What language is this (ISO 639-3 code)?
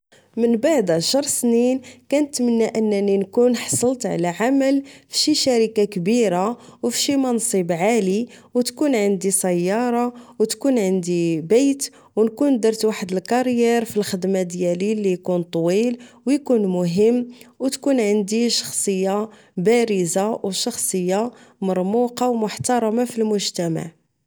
ary